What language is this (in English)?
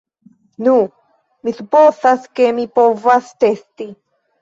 Esperanto